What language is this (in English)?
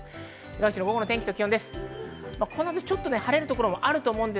Japanese